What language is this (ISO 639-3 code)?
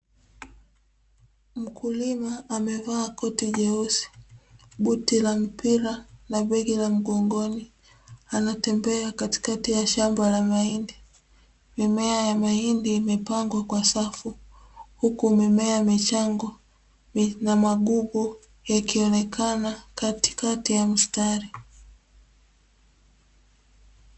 swa